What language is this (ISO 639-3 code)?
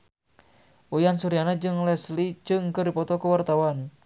sun